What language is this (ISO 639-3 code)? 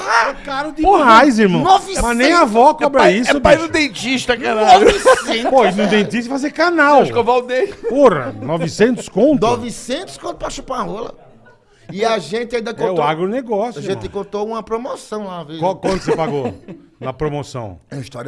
por